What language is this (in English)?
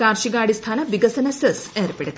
Malayalam